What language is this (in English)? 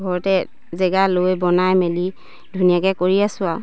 Assamese